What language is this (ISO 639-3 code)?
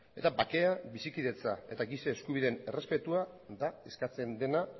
eus